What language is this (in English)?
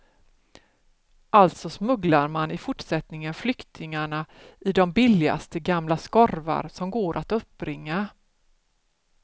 Swedish